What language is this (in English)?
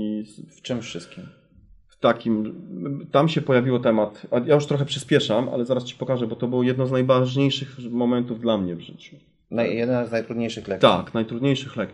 Polish